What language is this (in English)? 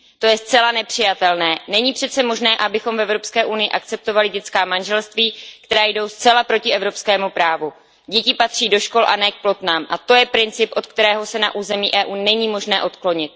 Czech